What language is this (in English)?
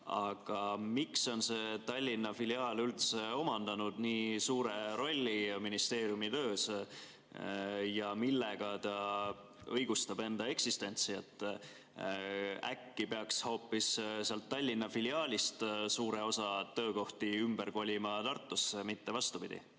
Estonian